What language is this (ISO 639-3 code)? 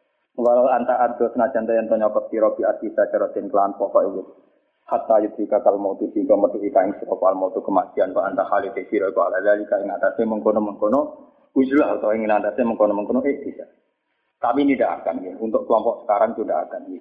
msa